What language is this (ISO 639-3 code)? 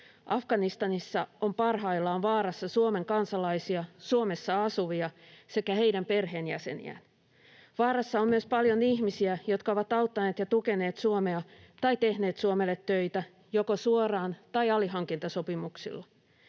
fin